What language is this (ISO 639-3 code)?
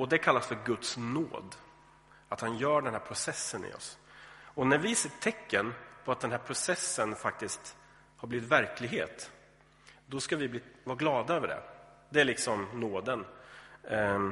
swe